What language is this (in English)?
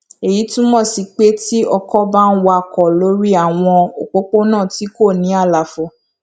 Yoruba